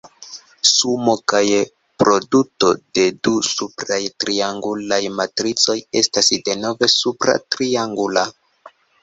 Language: Esperanto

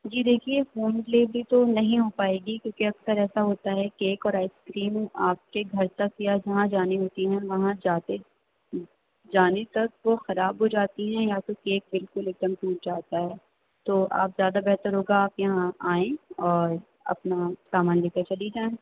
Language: Urdu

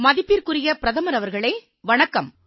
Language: Tamil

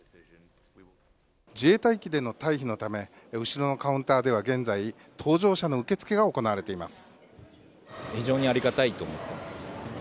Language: Japanese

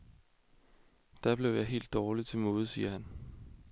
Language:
Danish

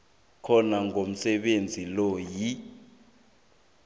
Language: South Ndebele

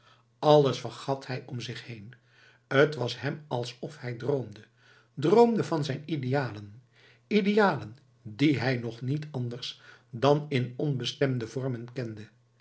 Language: Dutch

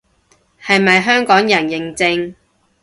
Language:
Cantonese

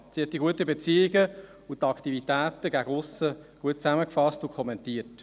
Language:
Swiss German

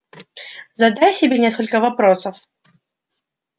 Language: Russian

